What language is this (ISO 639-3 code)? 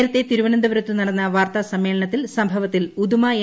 mal